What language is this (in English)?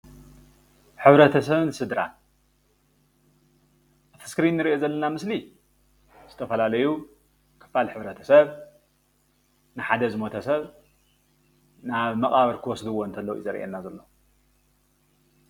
Tigrinya